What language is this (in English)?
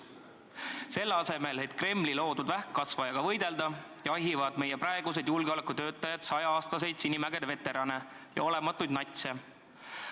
Estonian